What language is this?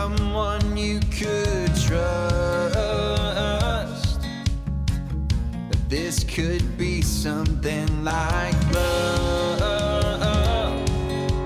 English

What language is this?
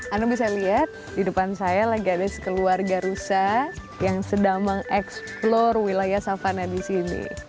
Indonesian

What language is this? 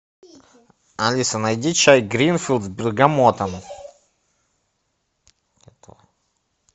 Russian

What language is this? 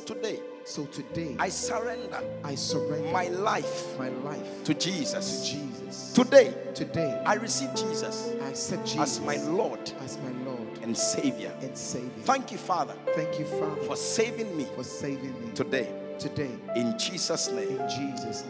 English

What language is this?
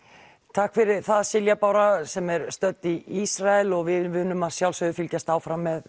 Icelandic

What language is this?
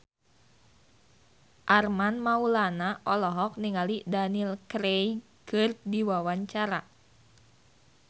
Sundanese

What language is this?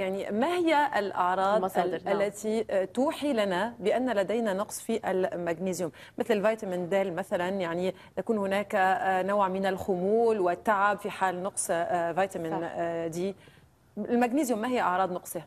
Arabic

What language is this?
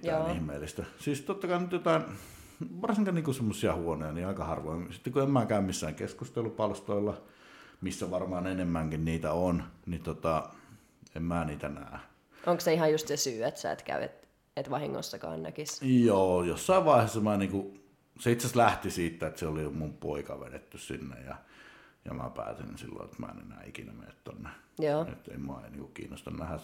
Finnish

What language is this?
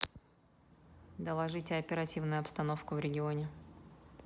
Russian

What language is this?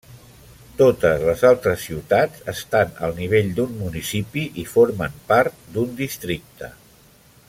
Catalan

